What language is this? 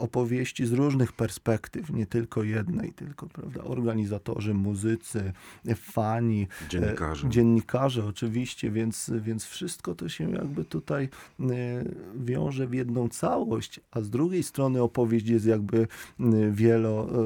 Polish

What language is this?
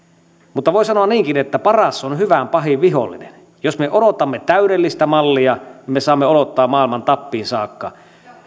Finnish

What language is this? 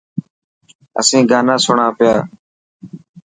Dhatki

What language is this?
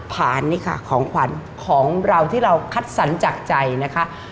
Thai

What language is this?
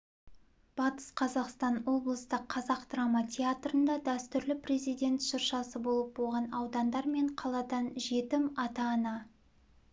Kazakh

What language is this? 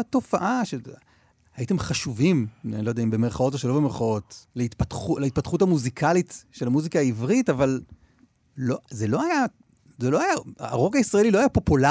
Hebrew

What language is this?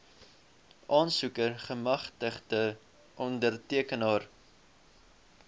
Afrikaans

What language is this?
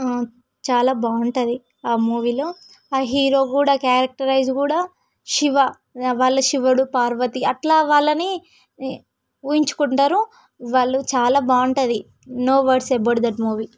Telugu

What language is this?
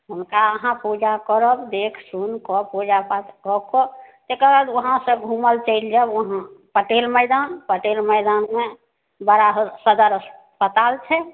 Maithili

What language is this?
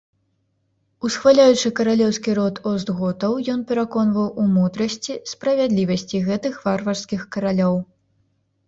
Belarusian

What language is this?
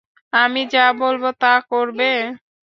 Bangla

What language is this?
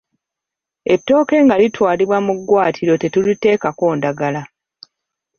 Ganda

